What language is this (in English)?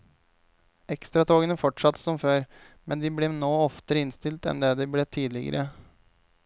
Norwegian